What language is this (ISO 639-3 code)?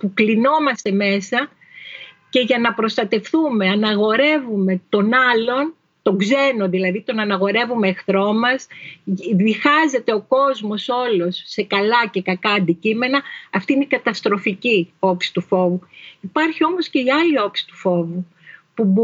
ell